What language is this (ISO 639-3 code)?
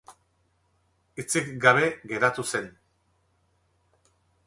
eus